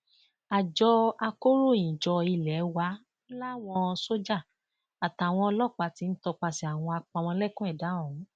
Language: Yoruba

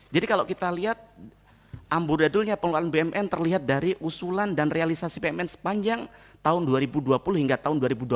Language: Indonesian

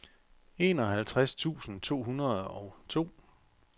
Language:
Danish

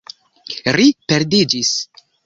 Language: Esperanto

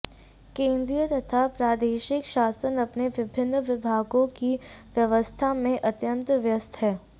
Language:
Sanskrit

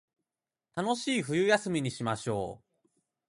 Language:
Japanese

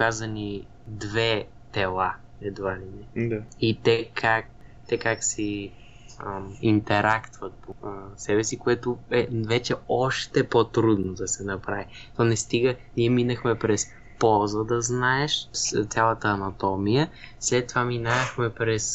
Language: Bulgarian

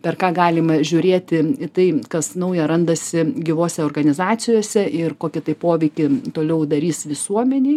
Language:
Lithuanian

